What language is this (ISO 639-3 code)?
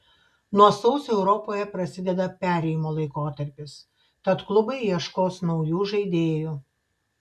lit